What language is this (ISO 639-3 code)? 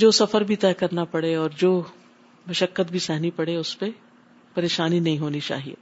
urd